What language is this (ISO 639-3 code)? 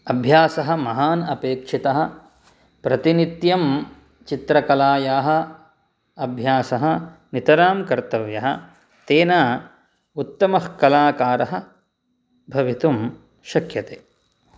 san